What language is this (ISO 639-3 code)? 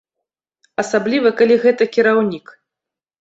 bel